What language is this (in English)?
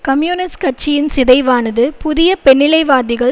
Tamil